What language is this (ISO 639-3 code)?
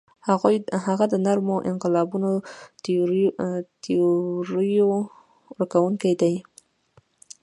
pus